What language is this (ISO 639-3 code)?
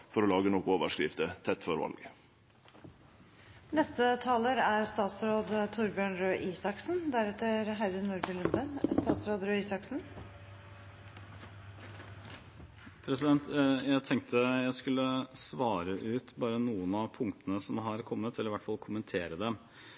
nor